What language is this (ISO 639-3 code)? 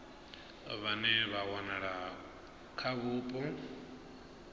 ven